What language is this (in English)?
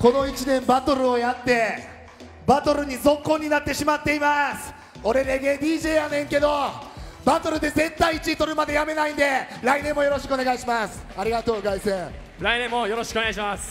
Japanese